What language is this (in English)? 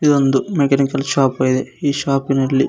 Kannada